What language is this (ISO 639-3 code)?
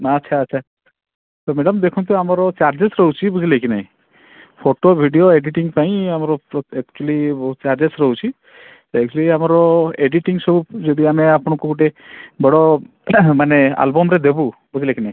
ori